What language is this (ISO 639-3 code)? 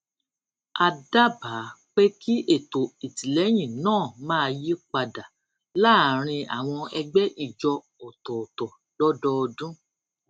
yor